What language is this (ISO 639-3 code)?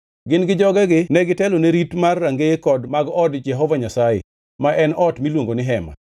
luo